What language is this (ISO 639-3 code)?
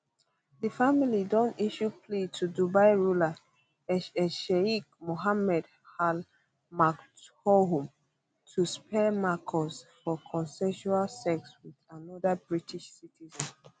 pcm